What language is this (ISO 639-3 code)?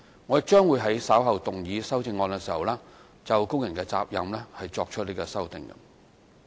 yue